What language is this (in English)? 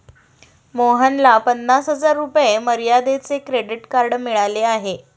Marathi